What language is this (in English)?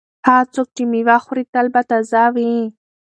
Pashto